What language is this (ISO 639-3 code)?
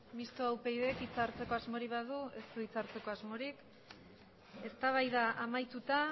eus